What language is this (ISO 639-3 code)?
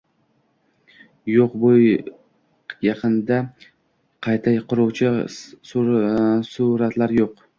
uzb